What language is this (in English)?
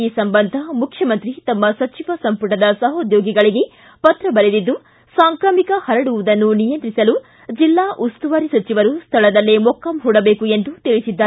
Kannada